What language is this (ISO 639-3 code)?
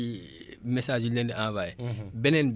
wol